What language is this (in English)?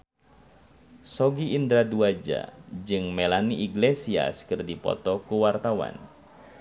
Sundanese